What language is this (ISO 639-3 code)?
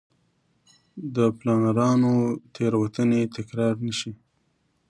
pus